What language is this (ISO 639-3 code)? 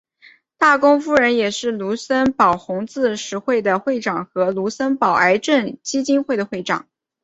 zho